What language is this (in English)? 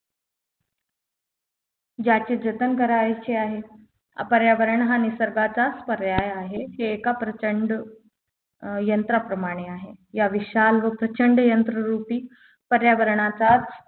Marathi